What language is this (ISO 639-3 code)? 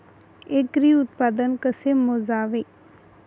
mar